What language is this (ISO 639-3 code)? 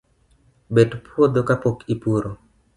luo